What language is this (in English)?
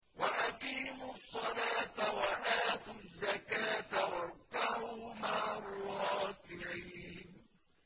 Arabic